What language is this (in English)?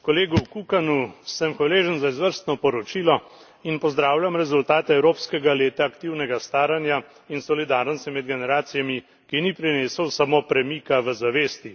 Slovenian